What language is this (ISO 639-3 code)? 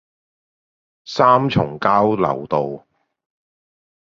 zho